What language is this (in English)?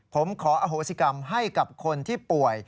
Thai